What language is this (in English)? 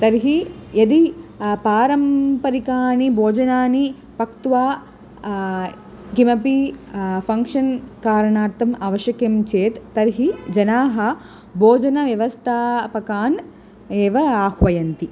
Sanskrit